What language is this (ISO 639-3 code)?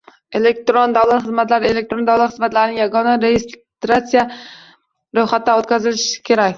uzb